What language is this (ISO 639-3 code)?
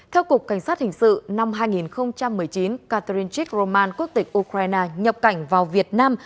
vie